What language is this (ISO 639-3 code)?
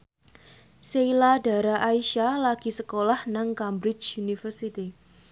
jav